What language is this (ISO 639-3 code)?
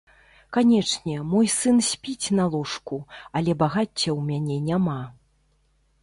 bel